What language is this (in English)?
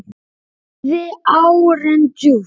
Icelandic